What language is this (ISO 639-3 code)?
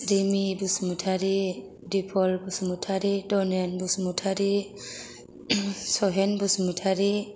brx